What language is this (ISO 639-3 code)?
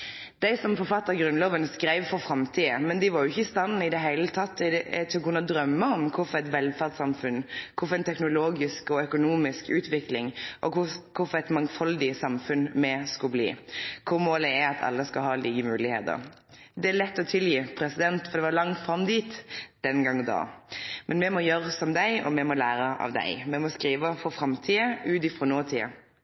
nno